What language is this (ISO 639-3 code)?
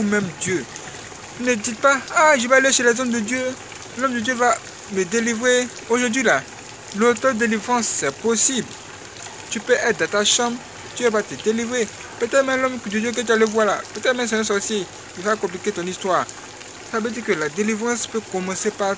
fra